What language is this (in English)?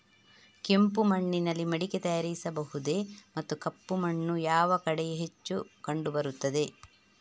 Kannada